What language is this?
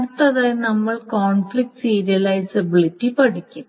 Malayalam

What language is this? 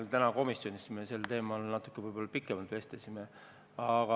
Estonian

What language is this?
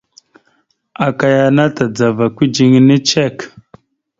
Mada (Cameroon)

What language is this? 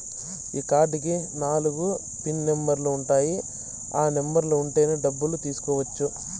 Telugu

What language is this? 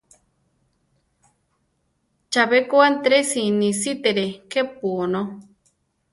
Central Tarahumara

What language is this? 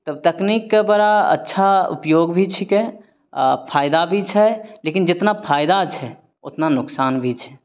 Maithili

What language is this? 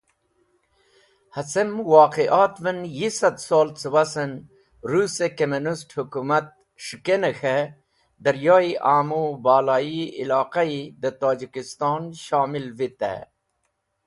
Wakhi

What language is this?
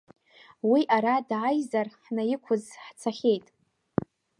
Abkhazian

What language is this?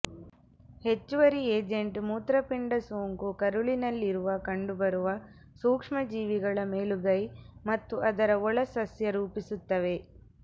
Kannada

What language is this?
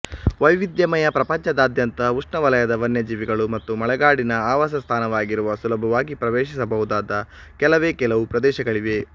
Kannada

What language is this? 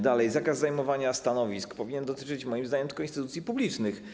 Polish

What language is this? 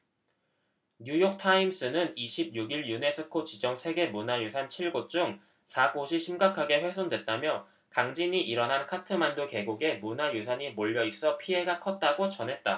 Korean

